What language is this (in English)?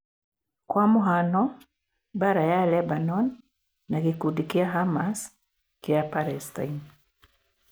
Kikuyu